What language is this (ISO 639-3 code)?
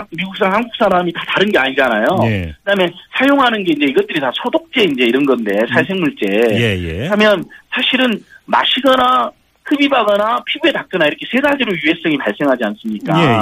kor